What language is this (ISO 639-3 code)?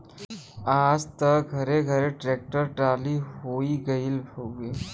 bho